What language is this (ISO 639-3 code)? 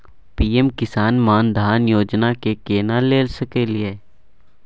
mai